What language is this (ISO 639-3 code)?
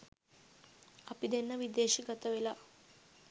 sin